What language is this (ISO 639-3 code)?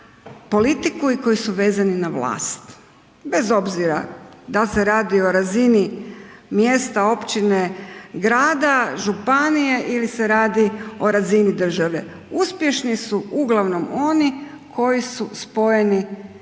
hrv